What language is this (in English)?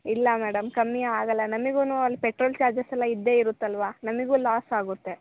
Kannada